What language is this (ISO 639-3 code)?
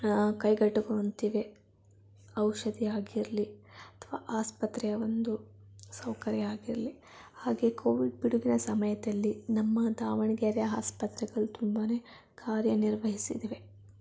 kan